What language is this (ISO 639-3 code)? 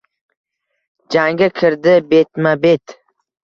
uzb